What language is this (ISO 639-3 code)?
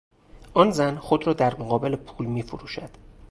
fas